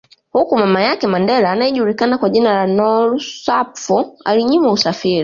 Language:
Swahili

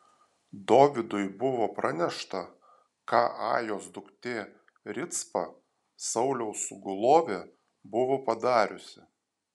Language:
Lithuanian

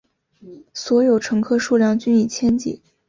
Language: Chinese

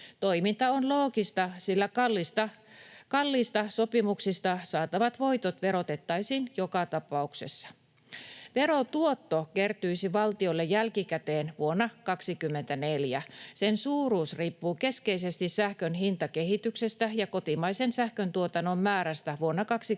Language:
Finnish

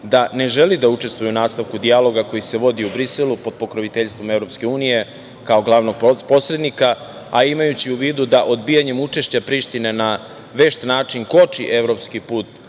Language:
Serbian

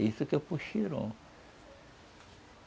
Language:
Portuguese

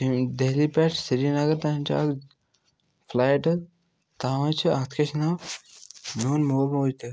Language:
Kashmiri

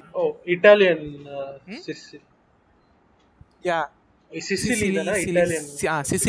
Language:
Tamil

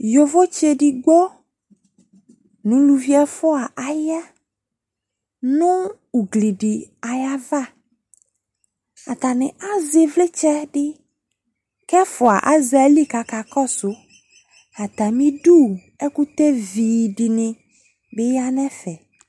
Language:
Ikposo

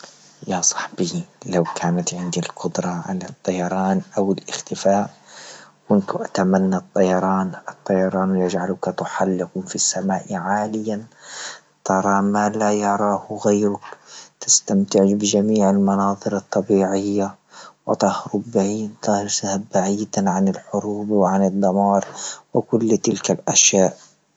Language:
Libyan Arabic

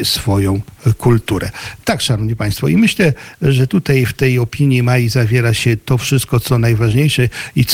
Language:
Polish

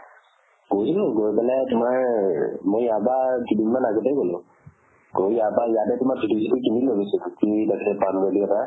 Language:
Assamese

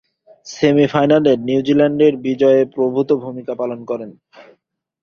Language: Bangla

